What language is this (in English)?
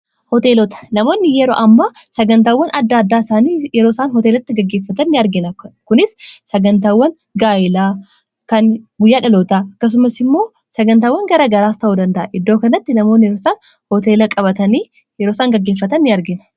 Oromo